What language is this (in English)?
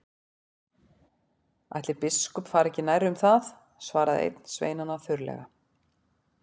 Icelandic